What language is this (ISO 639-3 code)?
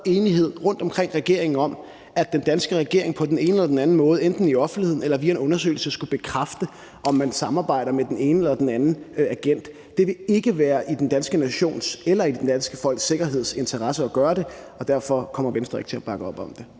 dan